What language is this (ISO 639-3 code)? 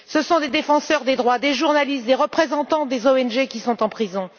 fra